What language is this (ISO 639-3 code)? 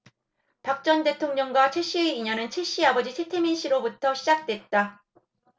kor